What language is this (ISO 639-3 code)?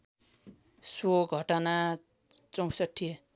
nep